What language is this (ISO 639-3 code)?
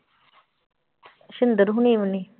pan